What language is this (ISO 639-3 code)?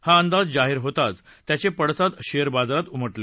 mar